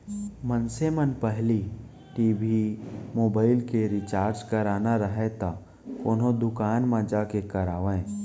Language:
Chhattisgarhi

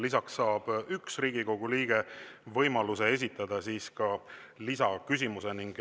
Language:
Estonian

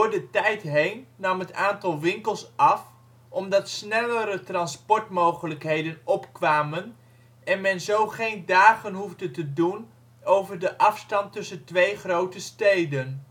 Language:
Dutch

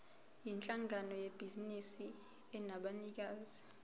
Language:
Zulu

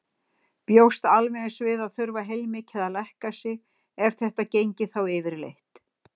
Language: Icelandic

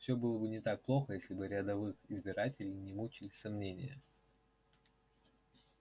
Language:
Russian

